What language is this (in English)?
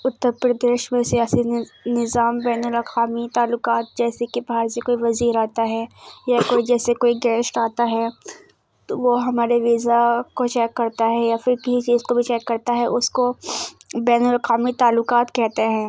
Urdu